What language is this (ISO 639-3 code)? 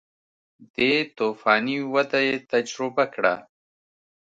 pus